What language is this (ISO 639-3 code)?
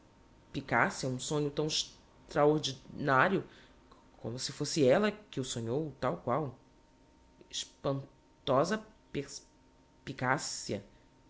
por